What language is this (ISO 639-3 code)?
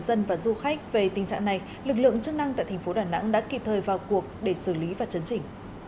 vie